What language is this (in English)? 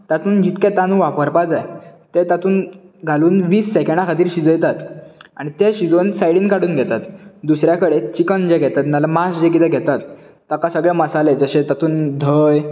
Konkani